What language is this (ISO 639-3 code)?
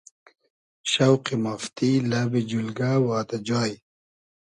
haz